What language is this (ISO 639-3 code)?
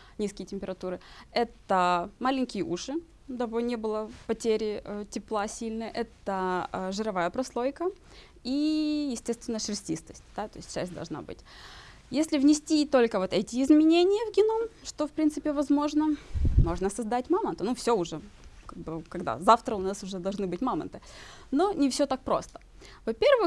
rus